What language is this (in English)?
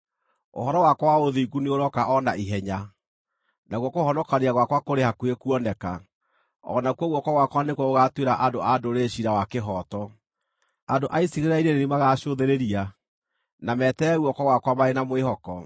Kikuyu